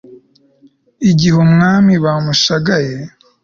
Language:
Kinyarwanda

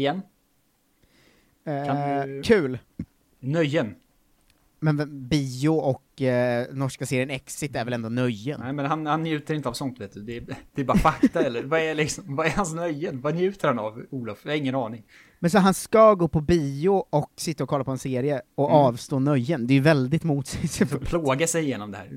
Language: Swedish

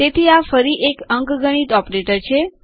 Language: Gujarati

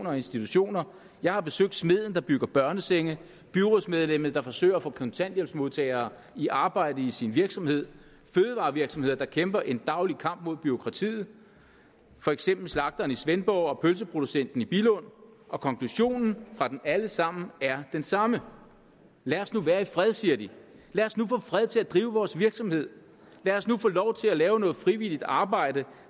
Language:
Danish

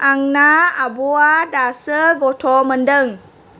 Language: Bodo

